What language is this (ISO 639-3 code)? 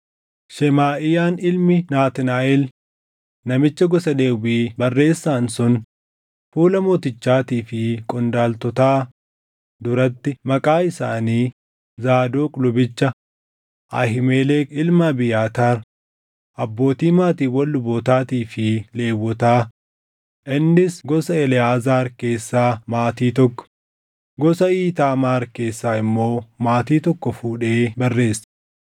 orm